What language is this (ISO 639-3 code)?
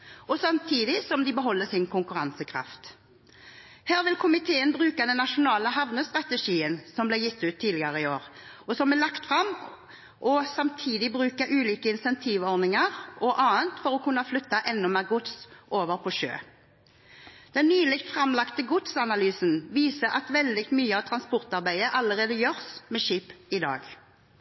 nob